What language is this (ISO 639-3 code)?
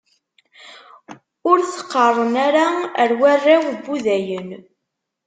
kab